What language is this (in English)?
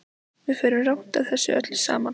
Icelandic